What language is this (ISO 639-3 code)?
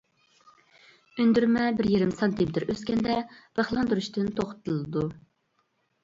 uig